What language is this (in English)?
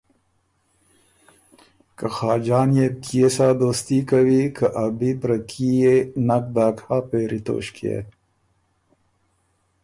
Ormuri